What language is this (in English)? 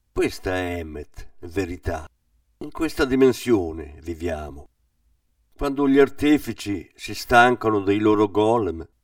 Italian